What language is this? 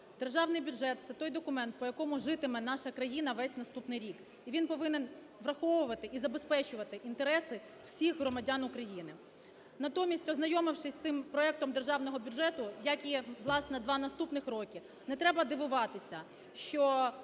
Ukrainian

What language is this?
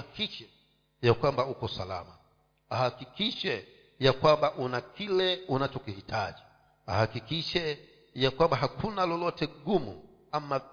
Swahili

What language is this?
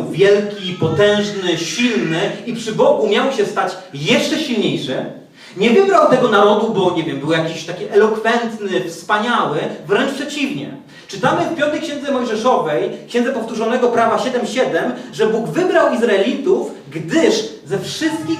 Polish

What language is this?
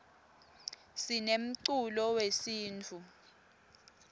Swati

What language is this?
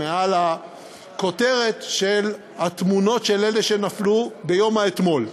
Hebrew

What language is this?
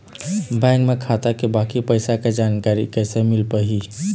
Chhattisgarhi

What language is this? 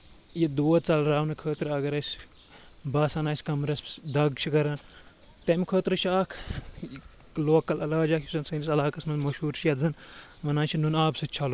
Kashmiri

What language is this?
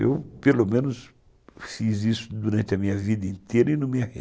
Portuguese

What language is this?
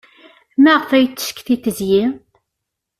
Kabyle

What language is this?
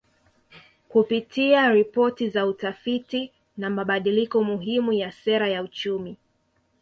Swahili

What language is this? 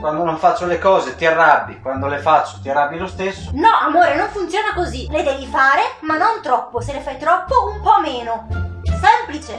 Italian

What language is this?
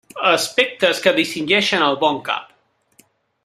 Catalan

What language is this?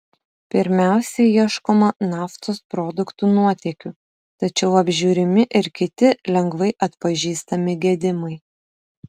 Lithuanian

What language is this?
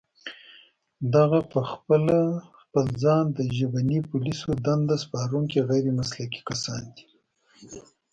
Pashto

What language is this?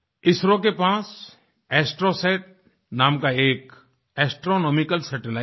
Hindi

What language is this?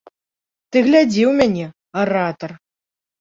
Belarusian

